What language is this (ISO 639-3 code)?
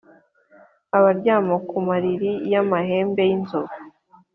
kin